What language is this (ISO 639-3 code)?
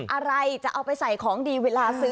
tha